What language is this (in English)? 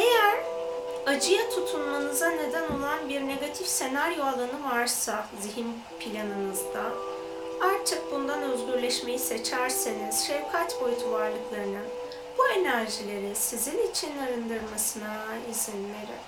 Turkish